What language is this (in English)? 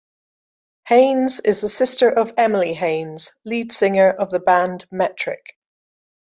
English